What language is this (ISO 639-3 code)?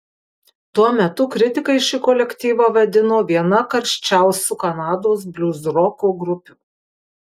lit